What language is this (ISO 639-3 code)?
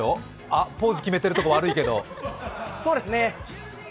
jpn